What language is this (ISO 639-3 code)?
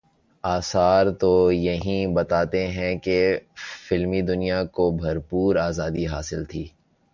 urd